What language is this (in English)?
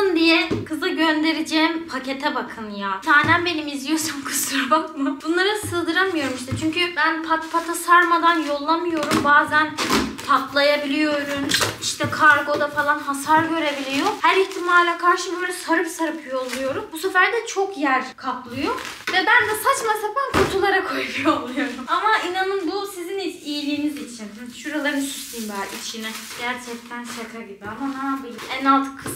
Turkish